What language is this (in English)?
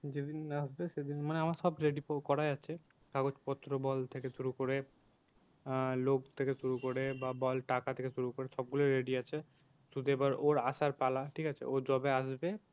Bangla